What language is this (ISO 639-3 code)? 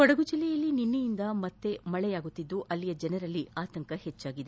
kan